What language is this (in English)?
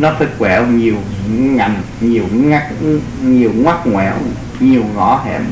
Vietnamese